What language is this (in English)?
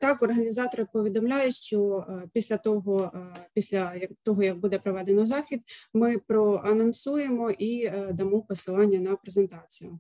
Ukrainian